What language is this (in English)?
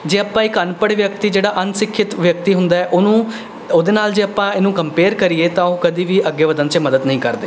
Punjabi